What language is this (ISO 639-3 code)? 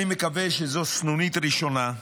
heb